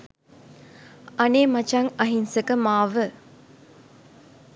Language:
Sinhala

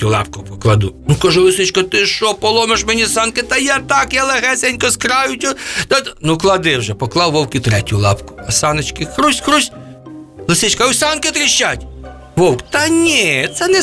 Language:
Ukrainian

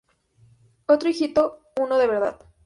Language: Spanish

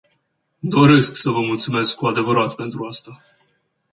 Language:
Romanian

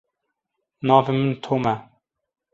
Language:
Kurdish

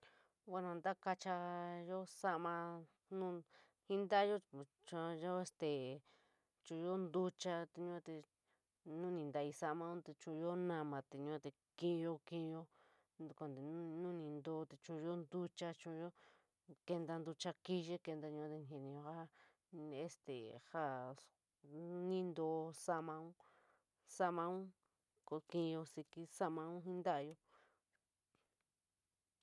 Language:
San Miguel El Grande Mixtec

